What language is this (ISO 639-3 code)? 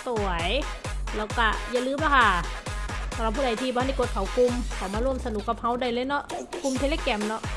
tha